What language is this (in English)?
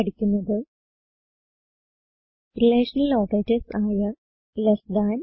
Malayalam